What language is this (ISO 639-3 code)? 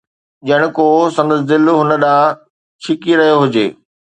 snd